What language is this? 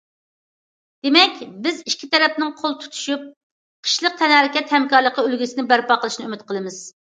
Uyghur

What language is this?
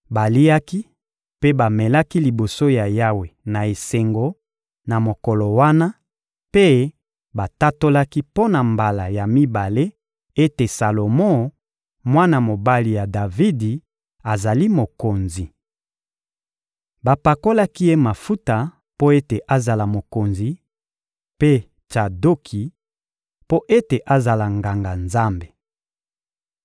Lingala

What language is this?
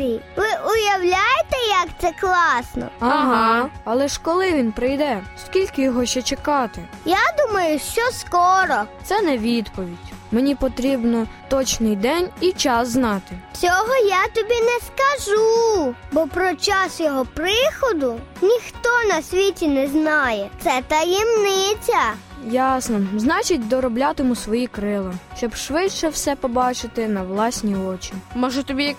Ukrainian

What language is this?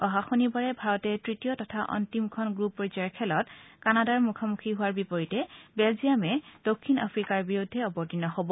Assamese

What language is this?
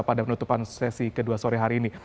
Indonesian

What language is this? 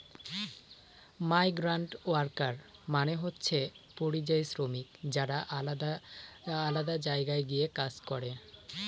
Bangla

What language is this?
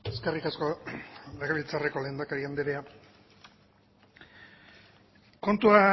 Basque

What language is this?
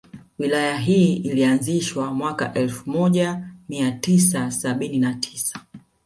Swahili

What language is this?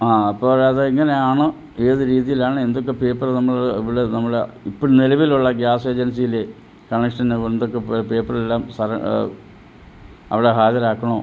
Malayalam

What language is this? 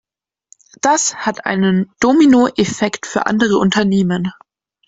German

